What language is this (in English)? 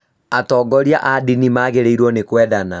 Kikuyu